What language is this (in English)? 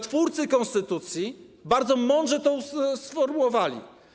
Polish